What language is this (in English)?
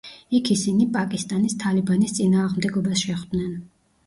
Georgian